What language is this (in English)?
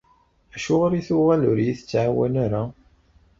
Kabyle